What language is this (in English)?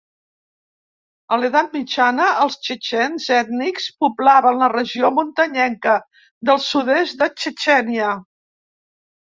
Catalan